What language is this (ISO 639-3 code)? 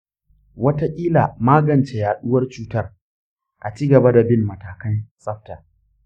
hau